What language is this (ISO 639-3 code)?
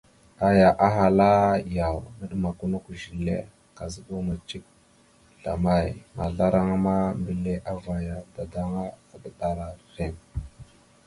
mxu